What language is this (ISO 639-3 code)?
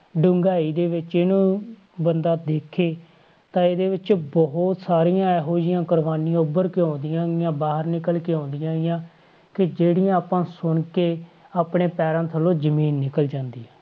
pan